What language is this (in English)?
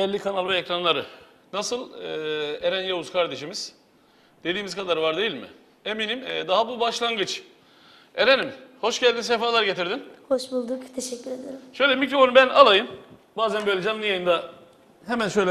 Turkish